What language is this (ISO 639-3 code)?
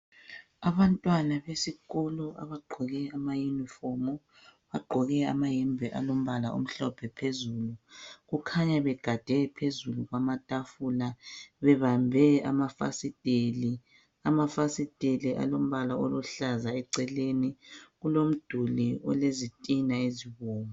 nde